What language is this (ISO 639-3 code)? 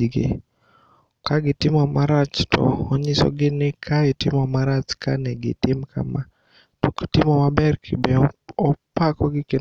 luo